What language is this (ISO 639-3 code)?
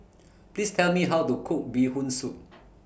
eng